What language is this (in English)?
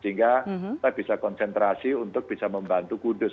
Indonesian